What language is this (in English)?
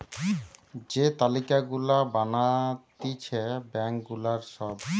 Bangla